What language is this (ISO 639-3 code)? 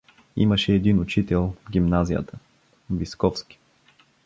bul